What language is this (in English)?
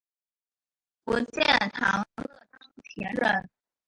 Chinese